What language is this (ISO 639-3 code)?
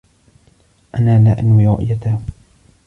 ara